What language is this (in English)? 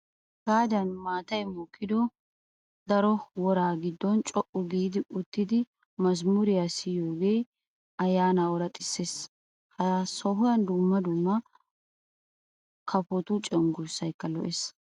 Wolaytta